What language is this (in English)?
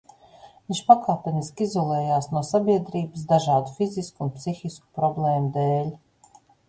Latvian